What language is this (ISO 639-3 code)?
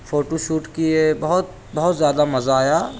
urd